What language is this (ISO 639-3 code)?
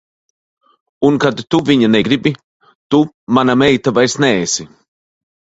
lav